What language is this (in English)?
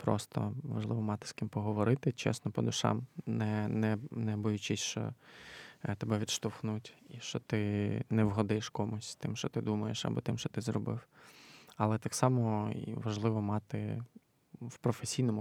Ukrainian